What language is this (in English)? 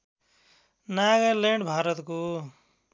Nepali